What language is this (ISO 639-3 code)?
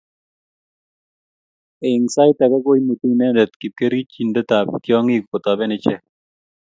kln